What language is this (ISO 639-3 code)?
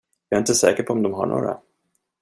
swe